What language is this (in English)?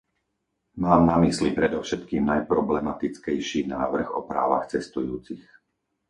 Slovak